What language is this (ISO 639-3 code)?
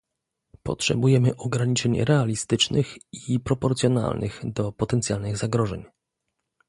pol